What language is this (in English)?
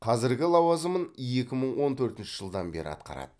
Kazakh